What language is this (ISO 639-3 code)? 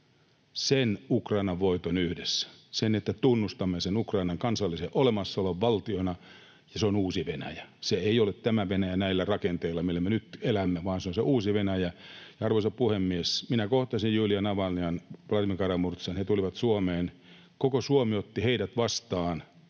fin